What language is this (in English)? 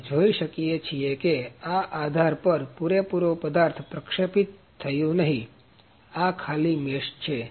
Gujarati